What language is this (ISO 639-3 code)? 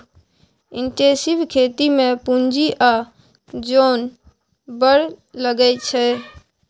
mai